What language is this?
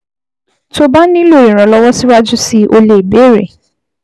Yoruba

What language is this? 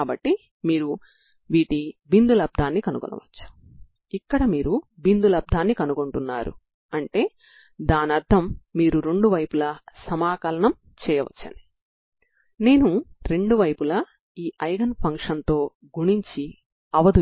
Telugu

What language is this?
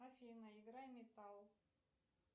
Russian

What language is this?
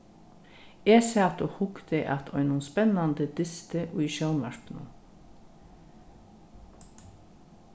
Faroese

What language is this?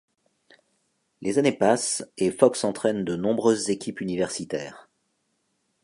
French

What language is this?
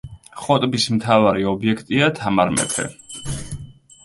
Georgian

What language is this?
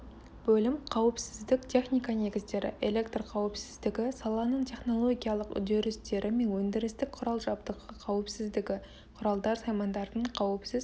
Kazakh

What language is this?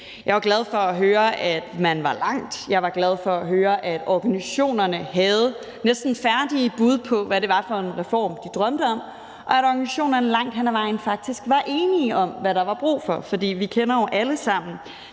Danish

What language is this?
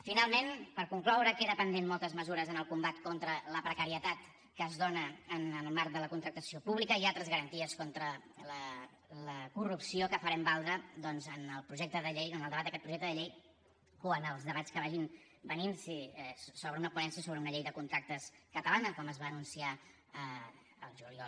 Catalan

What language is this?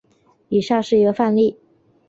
Chinese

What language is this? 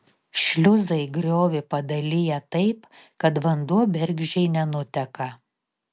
Lithuanian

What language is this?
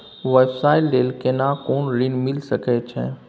Maithili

